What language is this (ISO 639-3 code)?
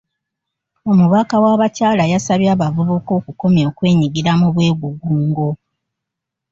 lug